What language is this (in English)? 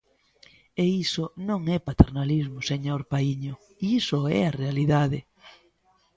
Galician